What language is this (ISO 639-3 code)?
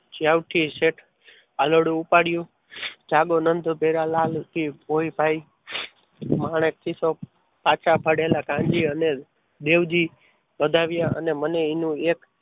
guj